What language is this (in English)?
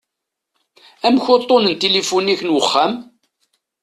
Kabyle